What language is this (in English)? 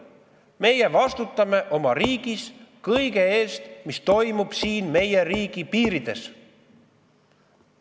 Estonian